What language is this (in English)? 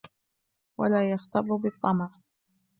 Arabic